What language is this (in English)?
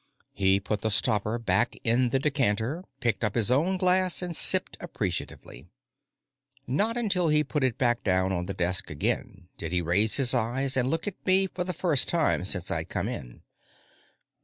English